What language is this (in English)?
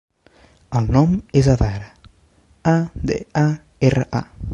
Catalan